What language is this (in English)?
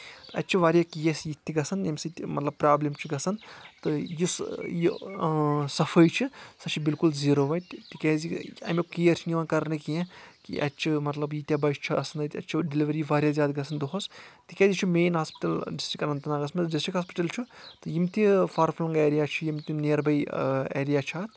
Kashmiri